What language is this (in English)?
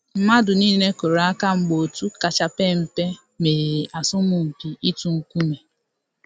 Igbo